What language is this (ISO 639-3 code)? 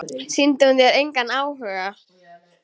isl